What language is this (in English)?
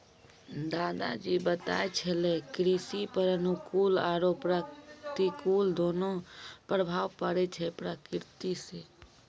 Maithili